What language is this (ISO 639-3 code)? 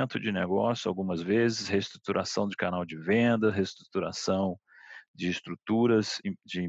por